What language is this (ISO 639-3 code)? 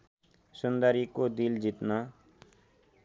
nep